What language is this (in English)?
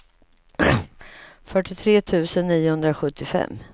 Swedish